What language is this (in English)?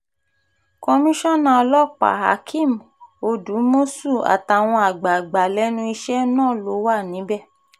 Yoruba